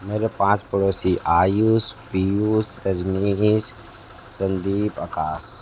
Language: Hindi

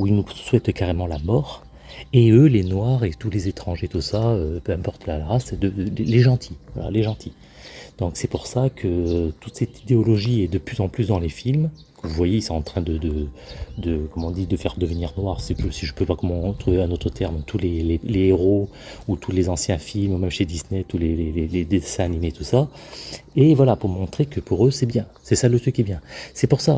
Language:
French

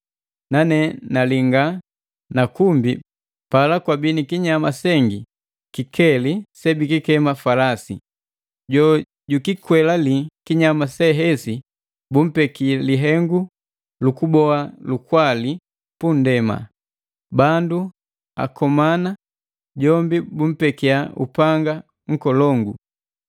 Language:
Matengo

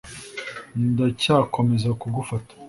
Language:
Kinyarwanda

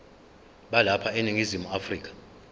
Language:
Zulu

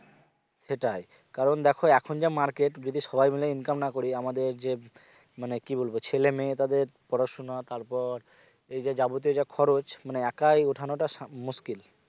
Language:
Bangla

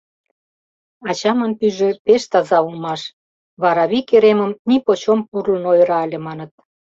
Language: Mari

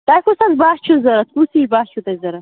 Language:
Kashmiri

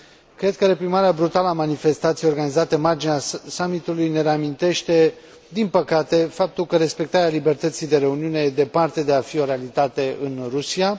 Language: Romanian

